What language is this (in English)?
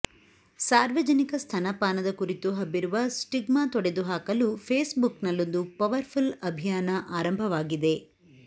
Kannada